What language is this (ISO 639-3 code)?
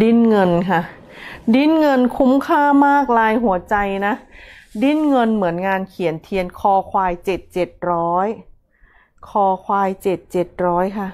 tha